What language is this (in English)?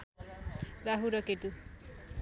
Nepali